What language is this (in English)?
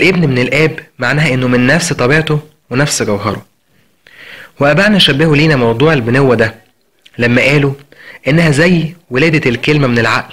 Arabic